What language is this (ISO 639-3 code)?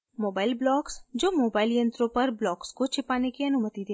hin